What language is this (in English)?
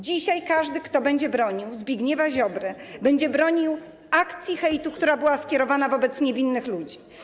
Polish